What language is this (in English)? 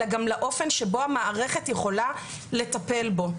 Hebrew